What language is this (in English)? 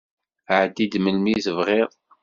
Kabyle